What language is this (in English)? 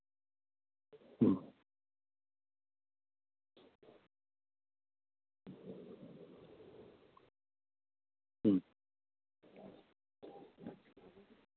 Santali